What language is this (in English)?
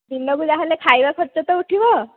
Odia